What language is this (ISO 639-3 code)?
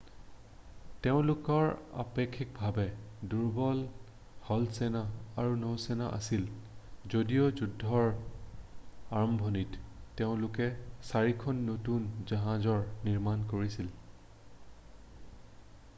asm